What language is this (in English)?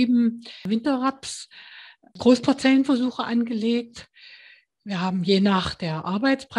German